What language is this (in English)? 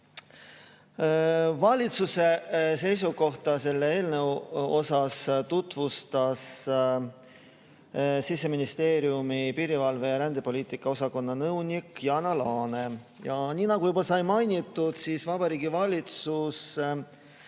Estonian